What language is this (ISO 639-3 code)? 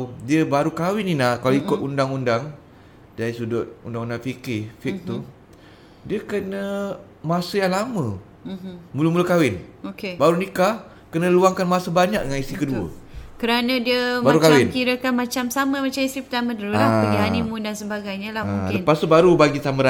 msa